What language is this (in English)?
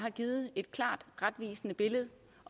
Danish